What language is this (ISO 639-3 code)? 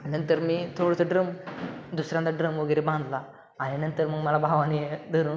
mar